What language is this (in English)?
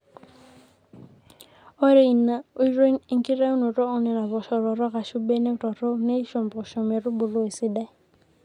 Masai